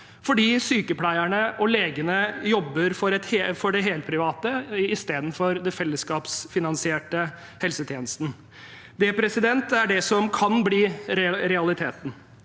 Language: Norwegian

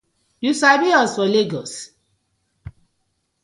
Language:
Nigerian Pidgin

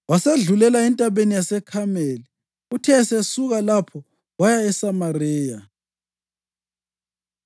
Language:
North Ndebele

